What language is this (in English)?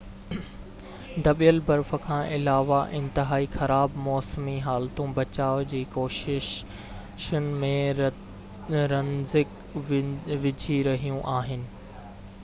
Sindhi